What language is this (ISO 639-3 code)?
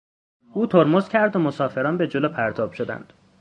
fas